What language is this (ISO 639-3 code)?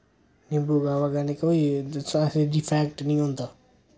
doi